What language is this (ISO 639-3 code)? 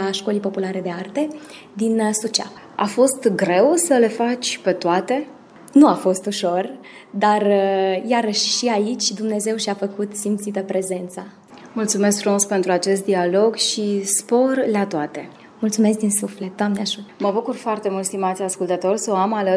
ron